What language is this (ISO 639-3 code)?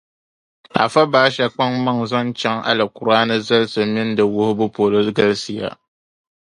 dag